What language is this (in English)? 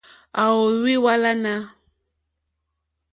Mokpwe